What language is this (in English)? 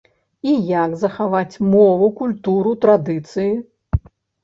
Belarusian